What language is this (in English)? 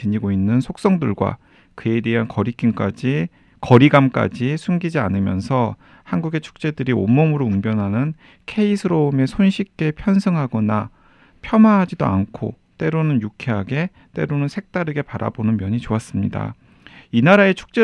Korean